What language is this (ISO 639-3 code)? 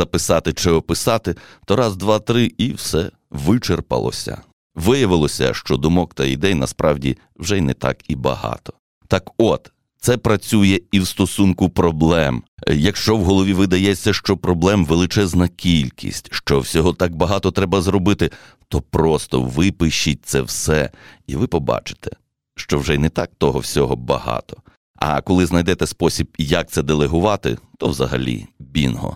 ukr